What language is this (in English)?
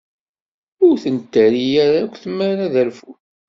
Kabyle